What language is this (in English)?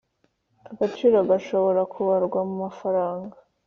Kinyarwanda